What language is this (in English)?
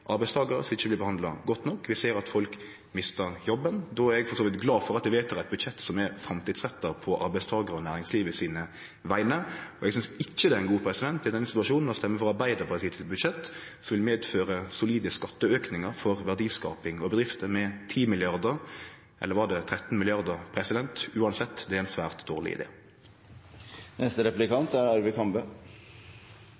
Norwegian Nynorsk